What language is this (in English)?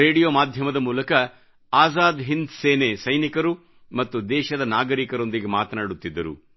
Kannada